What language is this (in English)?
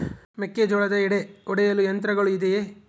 Kannada